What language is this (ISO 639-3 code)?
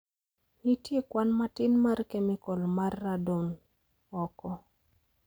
luo